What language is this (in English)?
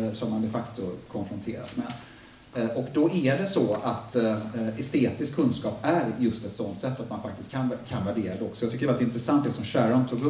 Swedish